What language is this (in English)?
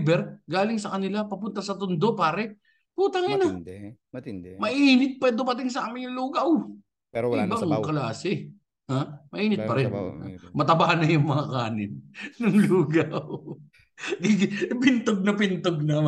Filipino